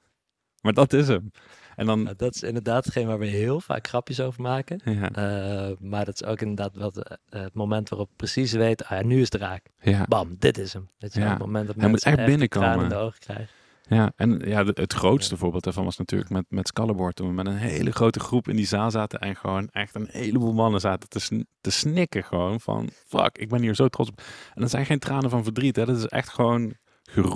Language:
Dutch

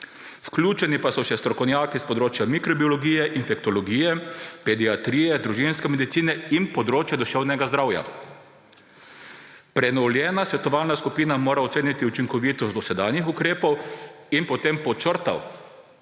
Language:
Slovenian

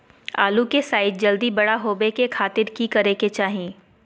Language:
Magahi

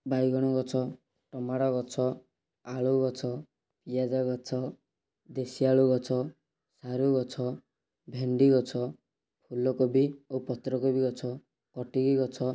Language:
Odia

